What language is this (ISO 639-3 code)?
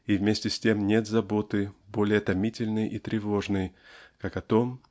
rus